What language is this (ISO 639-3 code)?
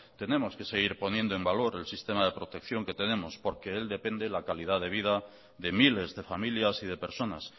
spa